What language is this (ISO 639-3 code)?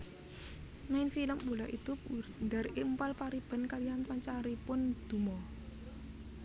jav